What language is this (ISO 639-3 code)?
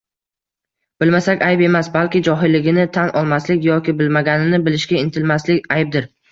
uzb